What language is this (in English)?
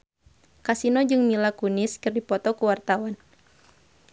Sundanese